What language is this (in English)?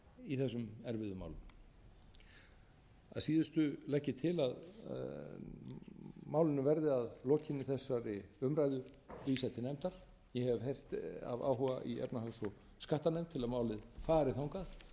Icelandic